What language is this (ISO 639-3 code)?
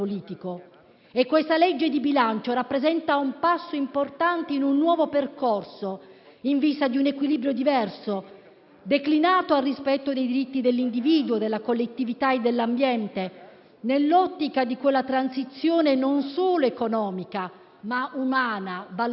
ita